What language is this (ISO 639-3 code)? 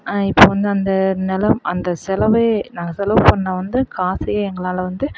tam